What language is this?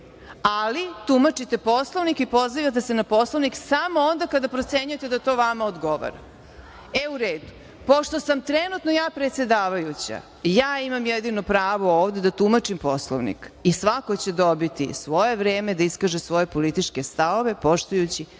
Serbian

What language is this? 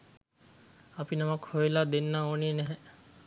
Sinhala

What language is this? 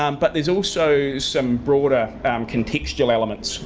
English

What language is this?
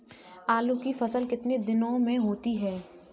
Hindi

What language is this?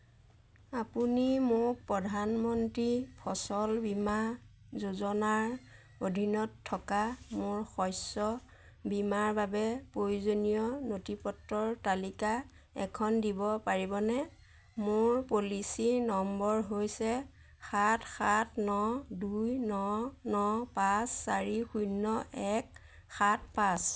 Assamese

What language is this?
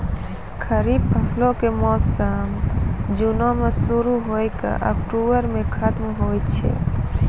Maithili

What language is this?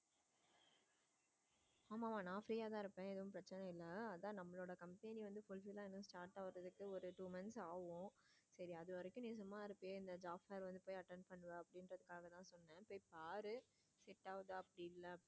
Tamil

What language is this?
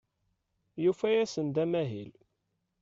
Kabyle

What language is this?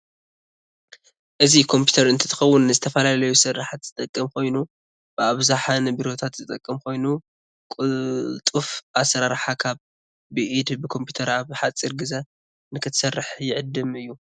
Tigrinya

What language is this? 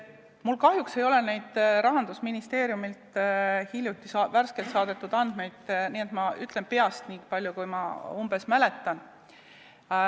Estonian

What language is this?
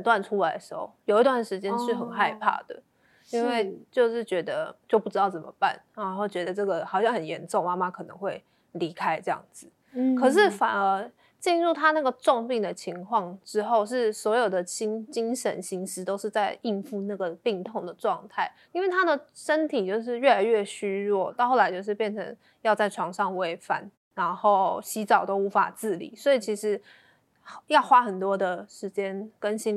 Chinese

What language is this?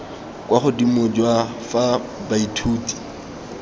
Tswana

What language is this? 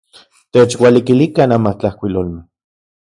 Central Puebla Nahuatl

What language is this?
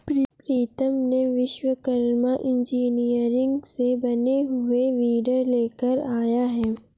Hindi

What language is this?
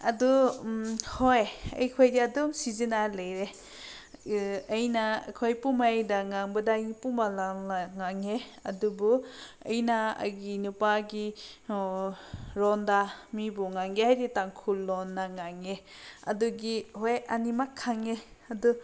Manipuri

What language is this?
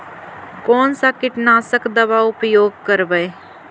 Magahi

